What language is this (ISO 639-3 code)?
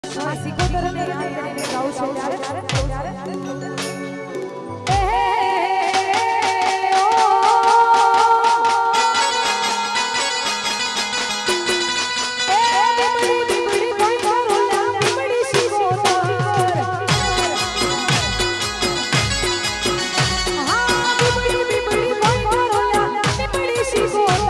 guj